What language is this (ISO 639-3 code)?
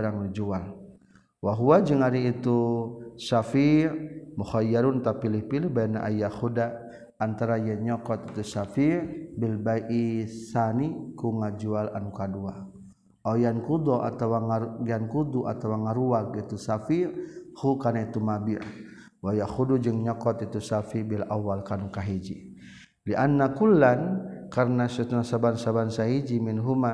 msa